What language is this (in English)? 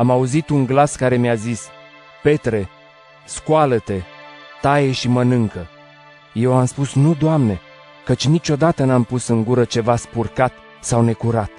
Romanian